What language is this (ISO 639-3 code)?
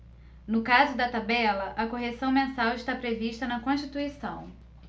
por